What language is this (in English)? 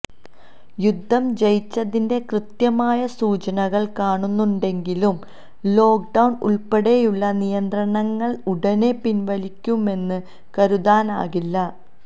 Malayalam